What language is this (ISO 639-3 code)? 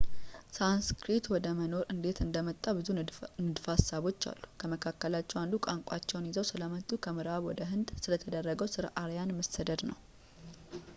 amh